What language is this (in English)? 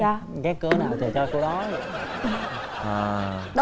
Vietnamese